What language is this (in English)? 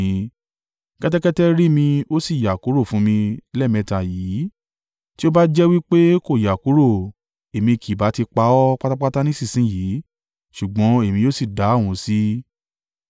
Yoruba